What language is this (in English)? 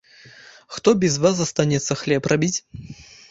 Belarusian